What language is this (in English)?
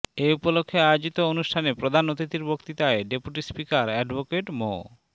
Bangla